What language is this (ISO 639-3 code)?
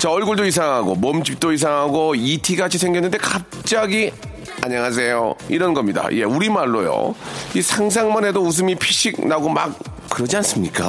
kor